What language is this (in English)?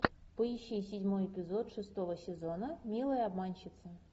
Russian